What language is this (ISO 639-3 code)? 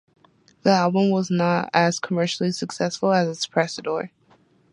eng